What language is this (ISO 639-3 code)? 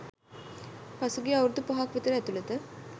sin